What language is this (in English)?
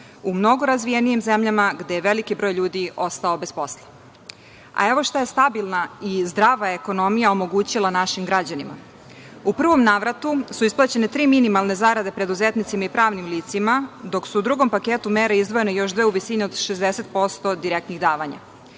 Serbian